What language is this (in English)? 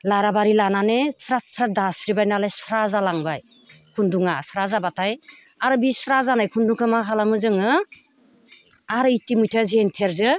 Bodo